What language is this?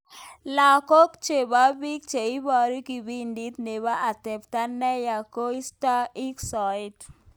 Kalenjin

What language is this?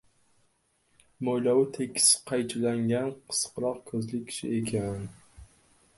Uzbek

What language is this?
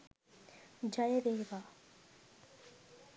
Sinhala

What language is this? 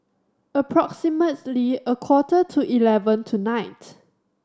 English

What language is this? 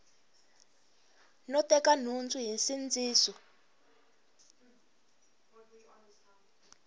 Tsonga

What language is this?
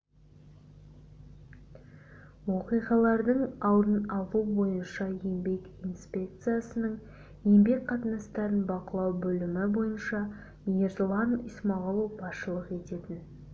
Kazakh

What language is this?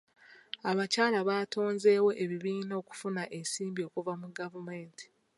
Ganda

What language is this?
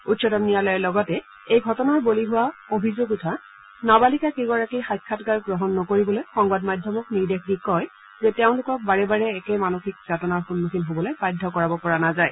Assamese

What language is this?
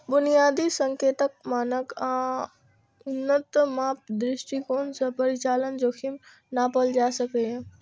Maithili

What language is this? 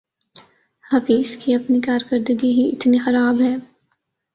Urdu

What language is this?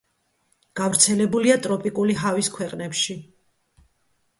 Georgian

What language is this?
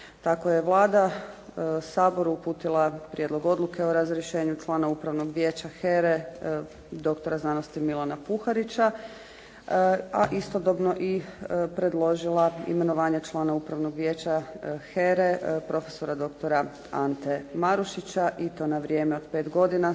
Croatian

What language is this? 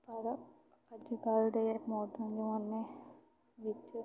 Punjabi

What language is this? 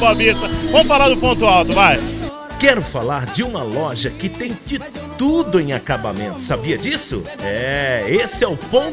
Portuguese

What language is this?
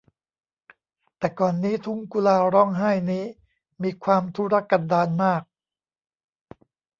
Thai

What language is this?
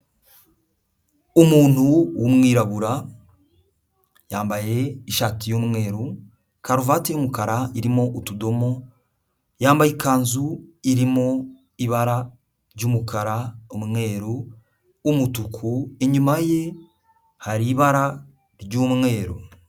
Kinyarwanda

